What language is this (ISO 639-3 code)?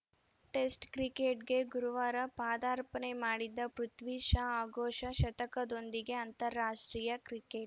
kan